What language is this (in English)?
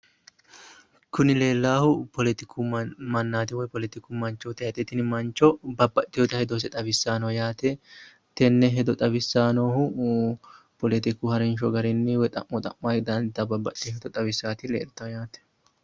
Sidamo